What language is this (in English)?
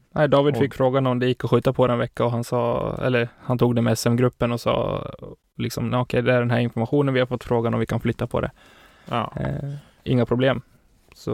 Swedish